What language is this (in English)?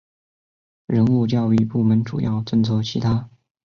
Chinese